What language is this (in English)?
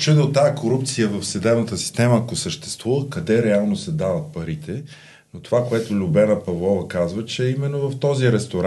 Bulgarian